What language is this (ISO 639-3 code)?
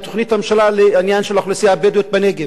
heb